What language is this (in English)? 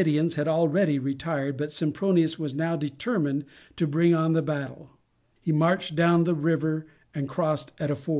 English